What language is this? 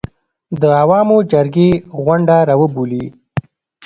Pashto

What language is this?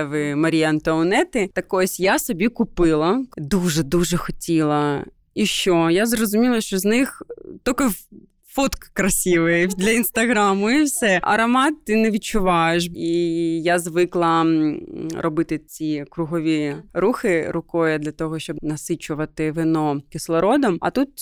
Ukrainian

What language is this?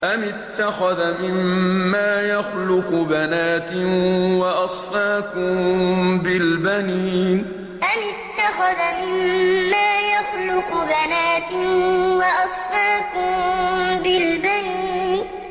Arabic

